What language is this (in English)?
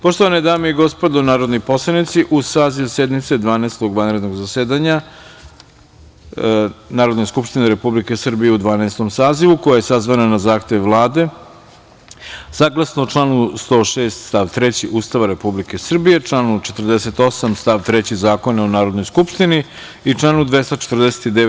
Serbian